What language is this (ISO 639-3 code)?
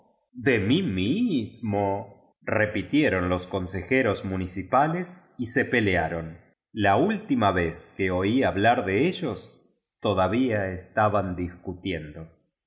spa